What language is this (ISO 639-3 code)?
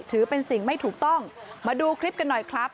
tha